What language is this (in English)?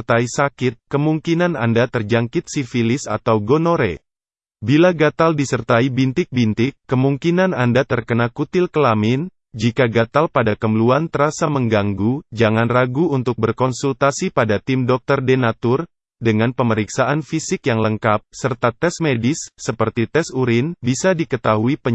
Indonesian